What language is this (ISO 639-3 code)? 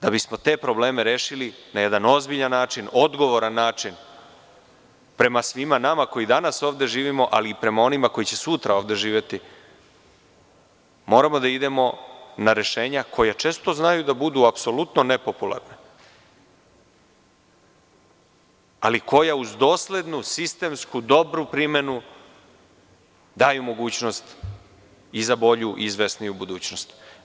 srp